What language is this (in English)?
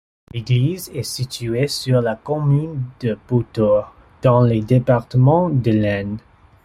French